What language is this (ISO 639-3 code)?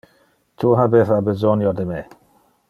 ina